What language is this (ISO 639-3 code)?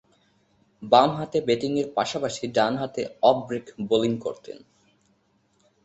ben